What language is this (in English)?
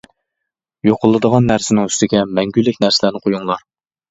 Uyghur